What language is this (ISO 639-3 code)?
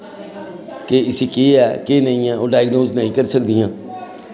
doi